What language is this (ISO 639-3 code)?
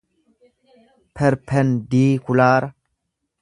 orm